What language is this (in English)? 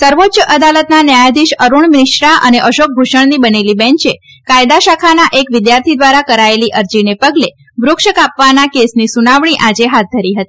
Gujarati